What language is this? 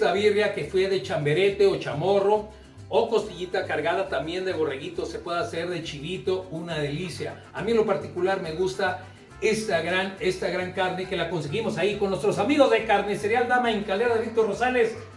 Spanish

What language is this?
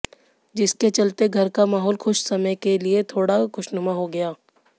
Hindi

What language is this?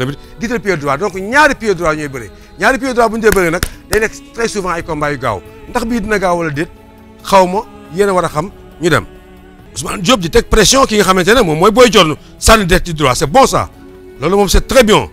Arabic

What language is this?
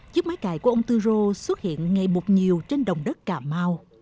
Vietnamese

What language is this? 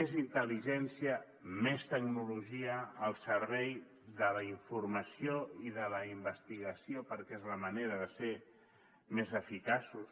Catalan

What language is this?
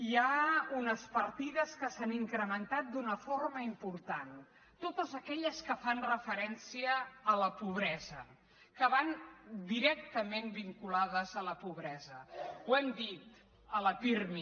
Catalan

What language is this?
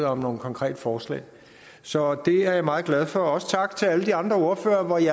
Danish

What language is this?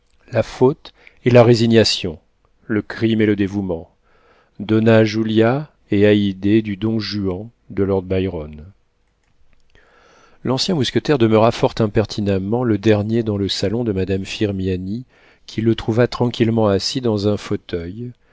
French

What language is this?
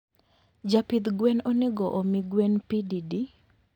Luo (Kenya and Tanzania)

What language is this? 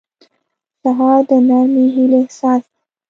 Pashto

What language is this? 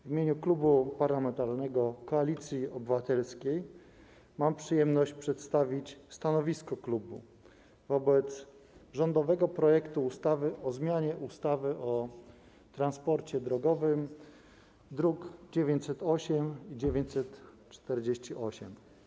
Polish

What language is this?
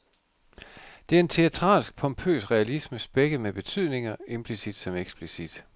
Danish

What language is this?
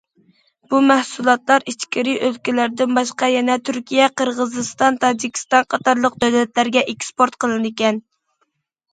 Uyghur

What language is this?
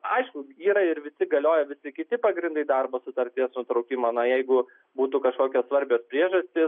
Lithuanian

